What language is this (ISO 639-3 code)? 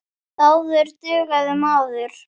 isl